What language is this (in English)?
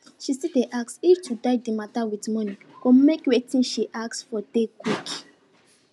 Nigerian Pidgin